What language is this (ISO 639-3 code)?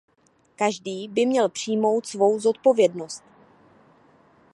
ces